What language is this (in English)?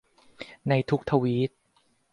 Thai